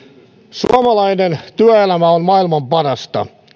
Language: Finnish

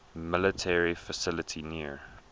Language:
English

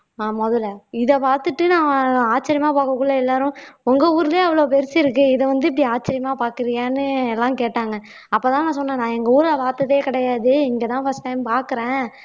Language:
Tamil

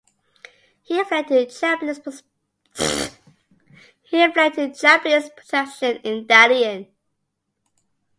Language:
English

